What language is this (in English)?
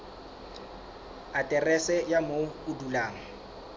Southern Sotho